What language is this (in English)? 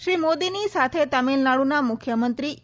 Gujarati